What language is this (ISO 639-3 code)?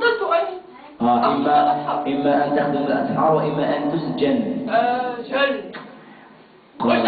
ara